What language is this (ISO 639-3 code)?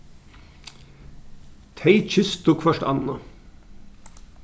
fao